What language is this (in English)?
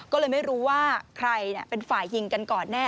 Thai